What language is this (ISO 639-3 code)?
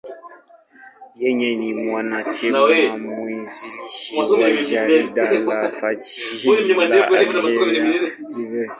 swa